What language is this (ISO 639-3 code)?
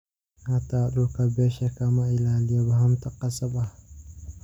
som